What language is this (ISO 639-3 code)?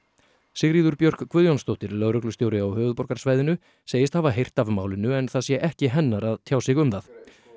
isl